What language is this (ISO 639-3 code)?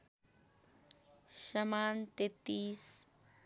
nep